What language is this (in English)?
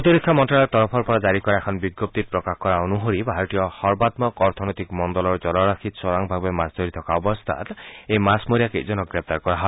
Assamese